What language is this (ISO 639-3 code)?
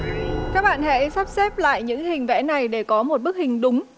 vie